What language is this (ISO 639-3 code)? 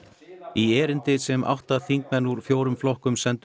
isl